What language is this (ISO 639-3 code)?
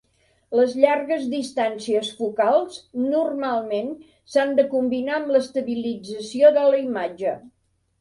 cat